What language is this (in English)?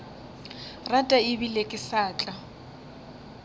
Northern Sotho